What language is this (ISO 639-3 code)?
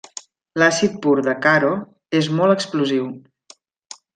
cat